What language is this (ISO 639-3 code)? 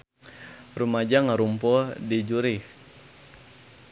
sun